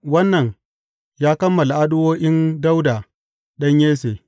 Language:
Hausa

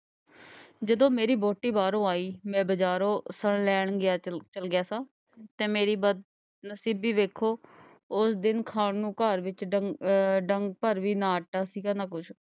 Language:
Punjabi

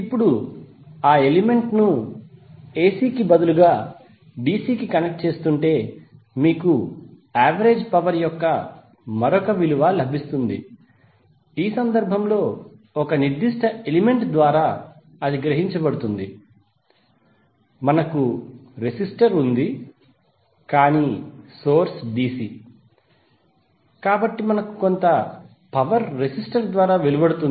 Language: Telugu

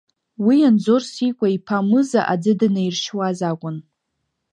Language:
Abkhazian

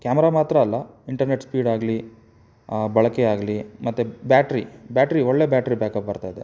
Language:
Kannada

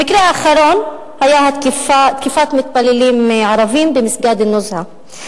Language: Hebrew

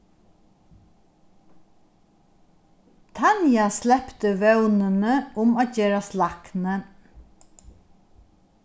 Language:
Faroese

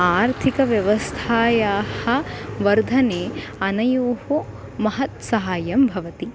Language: Sanskrit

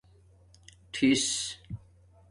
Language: Domaaki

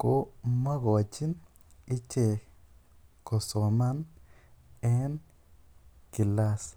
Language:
Kalenjin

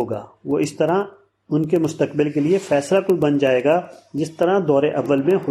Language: Urdu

